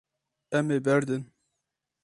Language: Kurdish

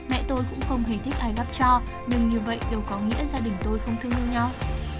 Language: Vietnamese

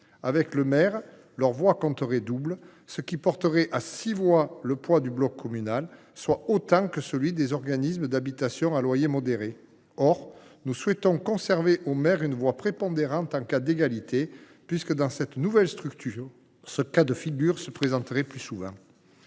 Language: French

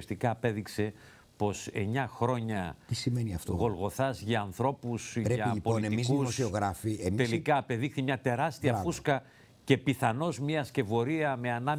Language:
Greek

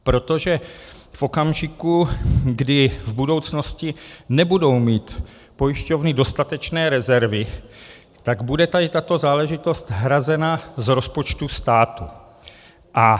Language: Czech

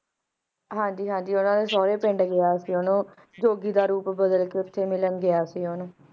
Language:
Punjabi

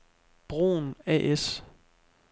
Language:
Danish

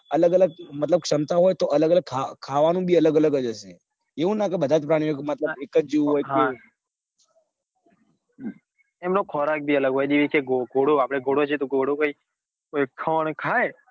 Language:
Gujarati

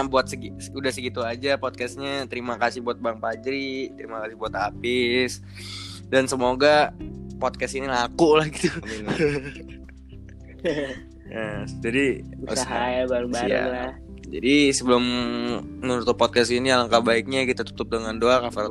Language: Indonesian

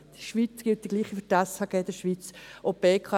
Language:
Swiss German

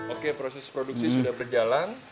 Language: Indonesian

